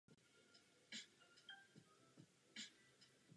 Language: Czech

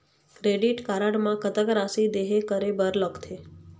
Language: Chhattisgarhi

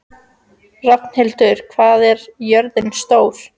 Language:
Icelandic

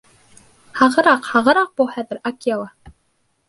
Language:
Bashkir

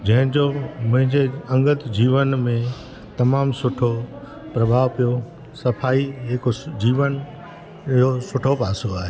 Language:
Sindhi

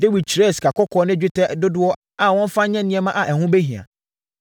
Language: Akan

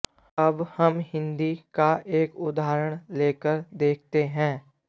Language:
Sanskrit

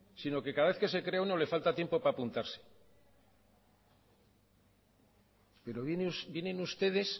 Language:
Spanish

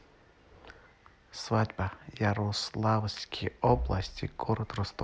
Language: Russian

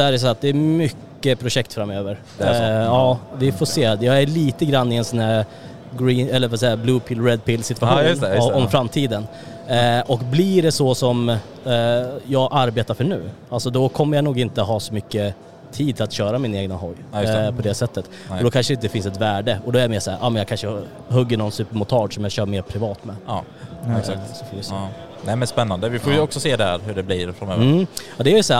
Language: Swedish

